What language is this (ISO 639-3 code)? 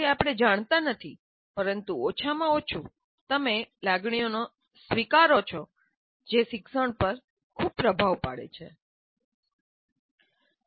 guj